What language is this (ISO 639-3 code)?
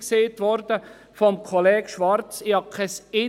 gsw